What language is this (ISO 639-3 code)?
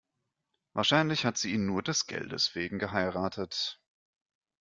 deu